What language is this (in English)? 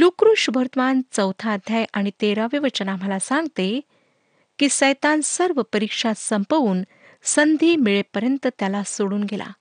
Marathi